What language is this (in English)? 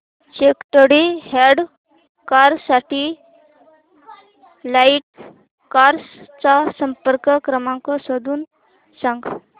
Marathi